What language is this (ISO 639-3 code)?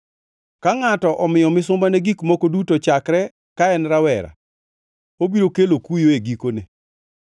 luo